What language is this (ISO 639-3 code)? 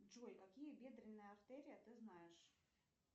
rus